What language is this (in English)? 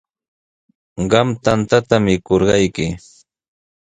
Sihuas Ancash Quechua